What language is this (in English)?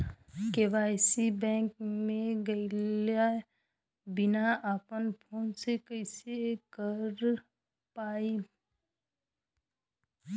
Bhojpuri